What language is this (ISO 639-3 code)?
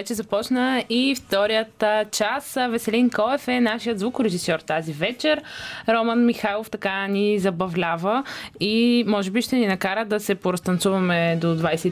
bul